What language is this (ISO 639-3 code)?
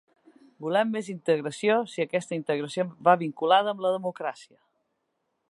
cat